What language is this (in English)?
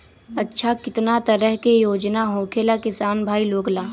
Magahi